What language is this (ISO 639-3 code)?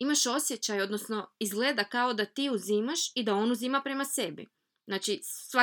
hrv